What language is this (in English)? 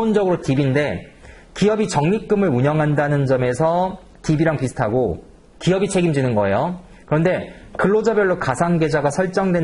Korean